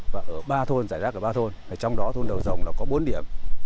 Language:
Vietnamese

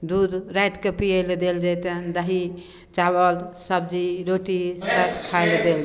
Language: Maithili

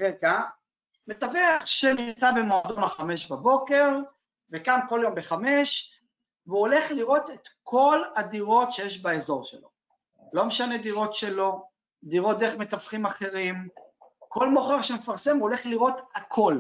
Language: Hebrew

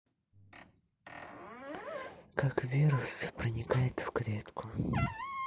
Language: Russian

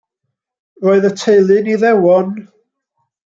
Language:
Welsh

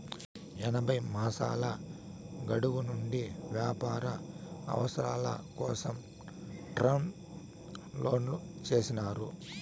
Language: Telugu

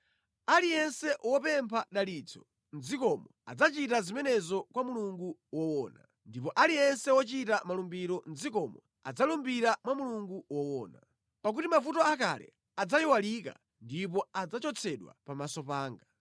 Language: Nyanja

